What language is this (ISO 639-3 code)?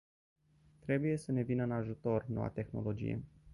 ron